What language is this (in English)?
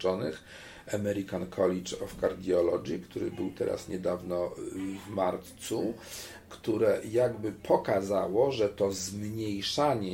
Polish